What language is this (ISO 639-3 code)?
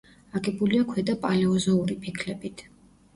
kat